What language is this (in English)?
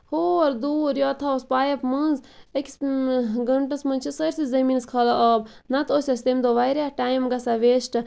Kashmiri